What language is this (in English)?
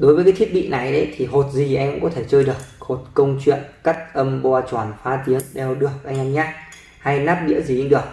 Vietnamese